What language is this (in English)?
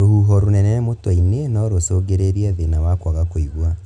Kikuyu